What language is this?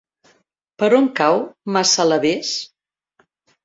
Catalan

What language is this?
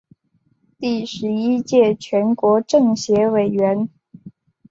Chinese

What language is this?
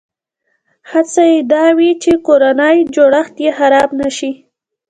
Pashto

